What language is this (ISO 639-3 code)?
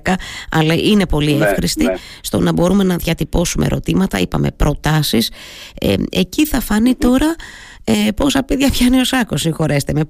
ell